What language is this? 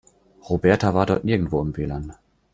German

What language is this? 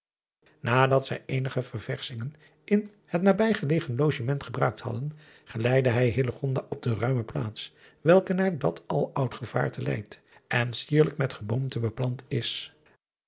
Dutch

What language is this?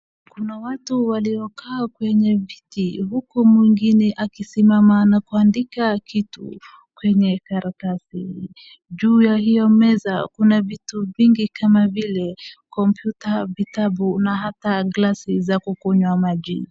Swahili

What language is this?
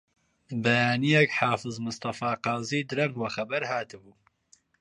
Central Kurdish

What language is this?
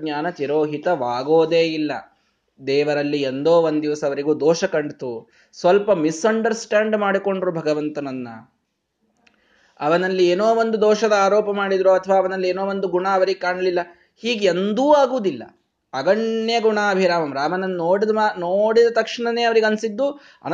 Kannada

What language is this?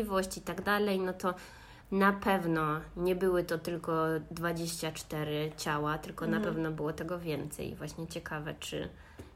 Polish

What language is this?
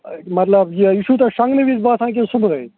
Kashmiri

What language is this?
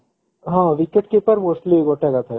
Odia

